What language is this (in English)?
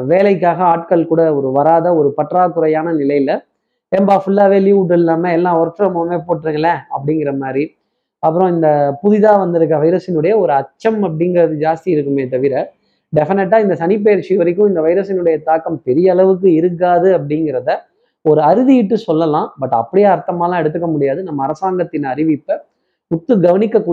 Tamil